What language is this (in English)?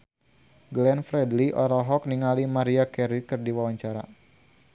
Sundanese